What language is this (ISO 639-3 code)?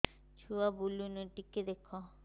ori